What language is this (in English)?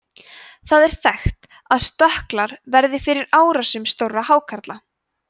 Icelandic